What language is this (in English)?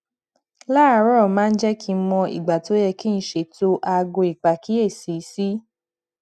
Yoruba